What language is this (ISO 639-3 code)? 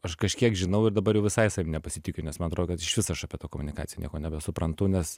lit